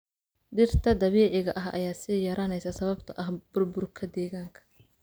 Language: Somali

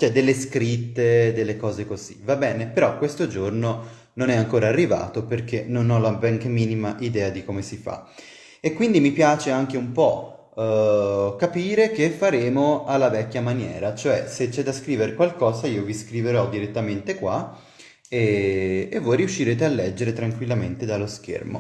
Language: Italian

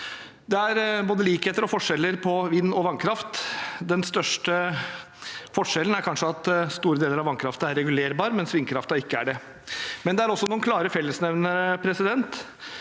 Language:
Norwegian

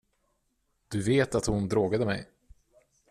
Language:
Swedish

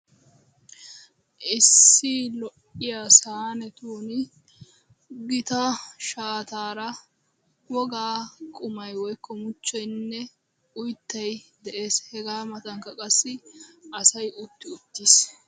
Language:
Wolaytta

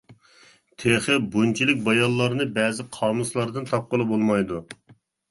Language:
Uyghur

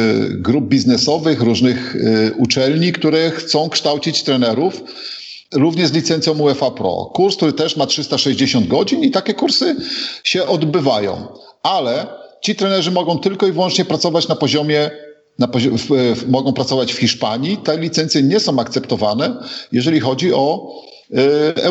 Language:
Polish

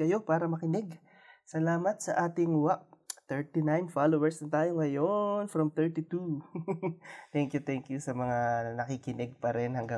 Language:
Filipino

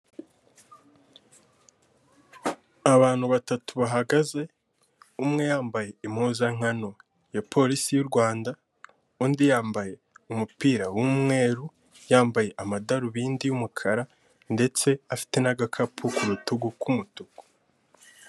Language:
Kinyarwanda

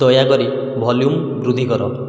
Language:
Odia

